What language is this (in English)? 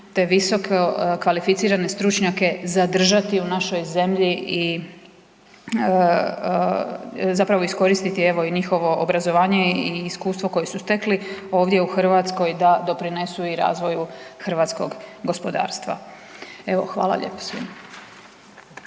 Croatian